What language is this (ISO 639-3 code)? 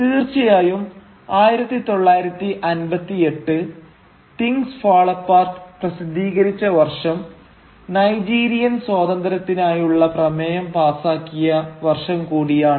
mal